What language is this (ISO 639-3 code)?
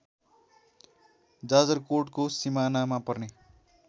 nep